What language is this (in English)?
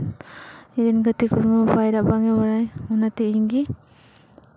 Santali